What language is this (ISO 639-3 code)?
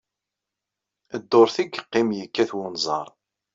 kab